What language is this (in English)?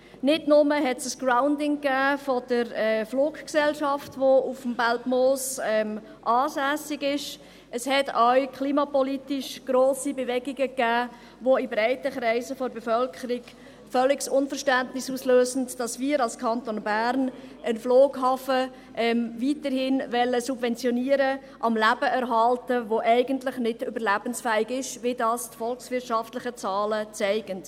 Swiss German